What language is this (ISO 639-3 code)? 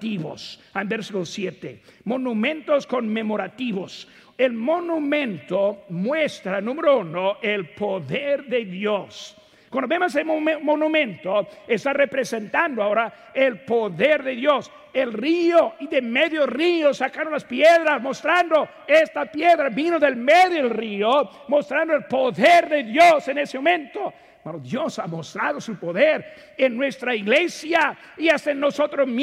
spa